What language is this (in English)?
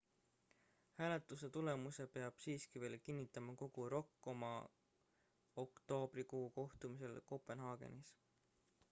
Estonian